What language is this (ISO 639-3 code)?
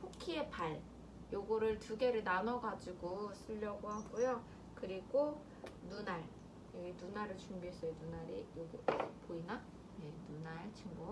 kor